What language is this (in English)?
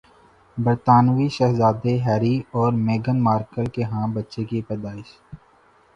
Urdu